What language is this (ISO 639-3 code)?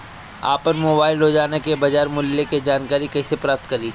bho